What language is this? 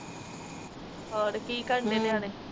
Punjabi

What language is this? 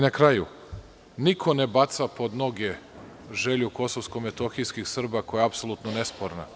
Serbian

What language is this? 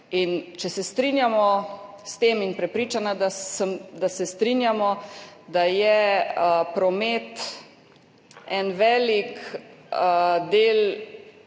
Slovenian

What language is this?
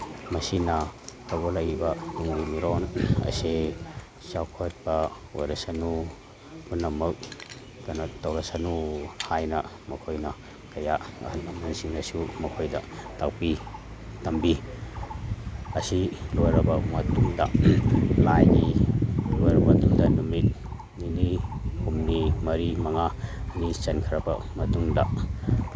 Manipuri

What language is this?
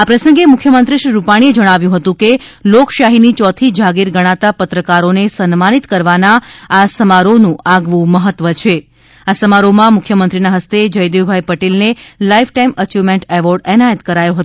Gujarati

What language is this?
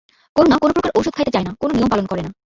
Bangla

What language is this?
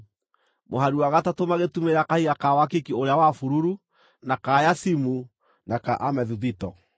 Kikuyu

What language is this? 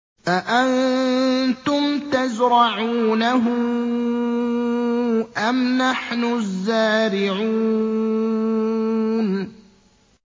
Arabic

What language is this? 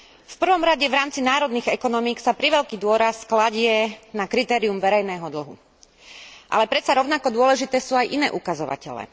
Slovak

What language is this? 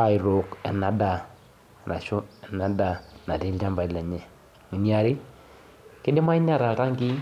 Masai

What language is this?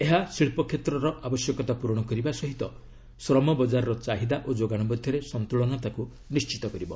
Odia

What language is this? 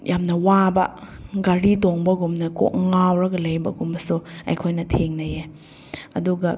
Manipuri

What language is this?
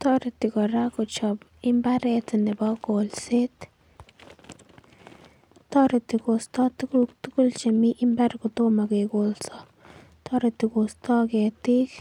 Kalenjin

